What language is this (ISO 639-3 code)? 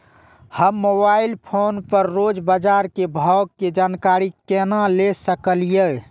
mai